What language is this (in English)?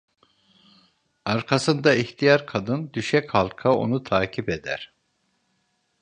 Turkish